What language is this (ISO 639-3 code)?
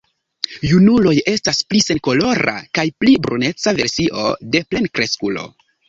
epo